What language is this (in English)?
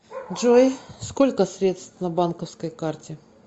Russian